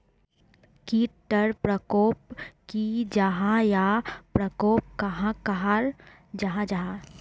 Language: Magahi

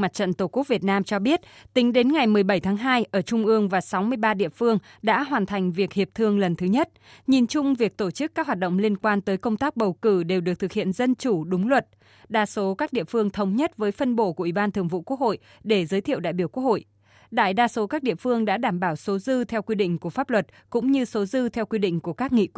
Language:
Vietnamese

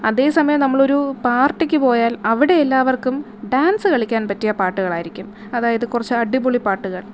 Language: Malayalam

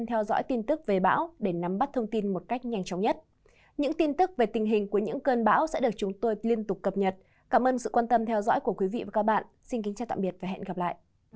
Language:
Vietnamese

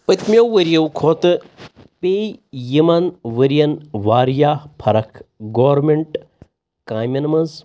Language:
Kashmiri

